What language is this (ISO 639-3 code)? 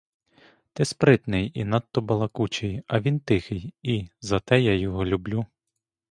ukr